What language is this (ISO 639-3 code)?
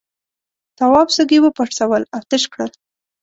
pus